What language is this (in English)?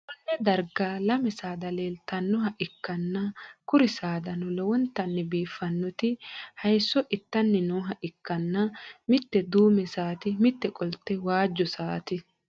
Sidamo